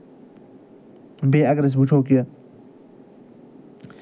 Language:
Kashmiri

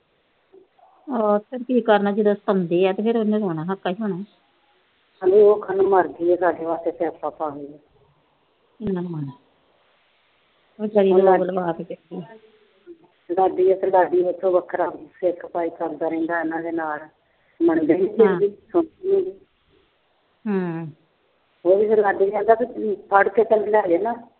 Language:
Punjabi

